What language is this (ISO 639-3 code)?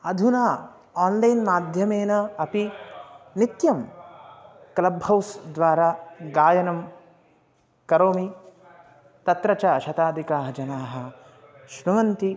san